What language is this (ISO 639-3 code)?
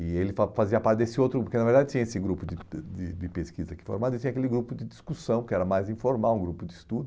por